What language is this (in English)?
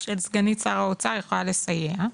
Hebrew